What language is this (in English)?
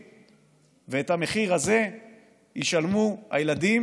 Hebrew